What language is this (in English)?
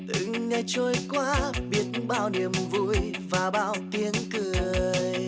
Vietnamese